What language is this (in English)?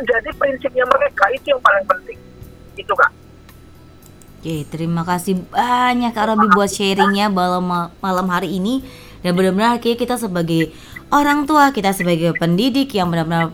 Indonesian